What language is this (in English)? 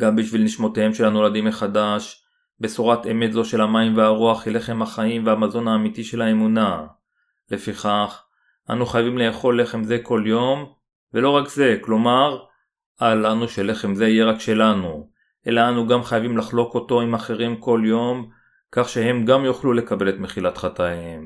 Hebrew